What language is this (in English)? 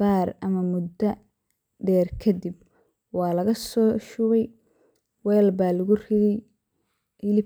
Somali